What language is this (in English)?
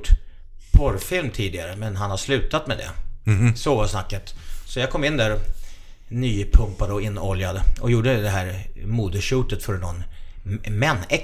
Swedish